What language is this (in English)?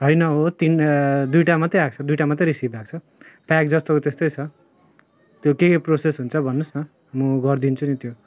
Nepali